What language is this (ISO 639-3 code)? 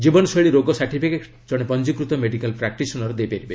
ori